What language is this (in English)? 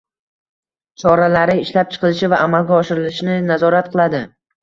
Uzbek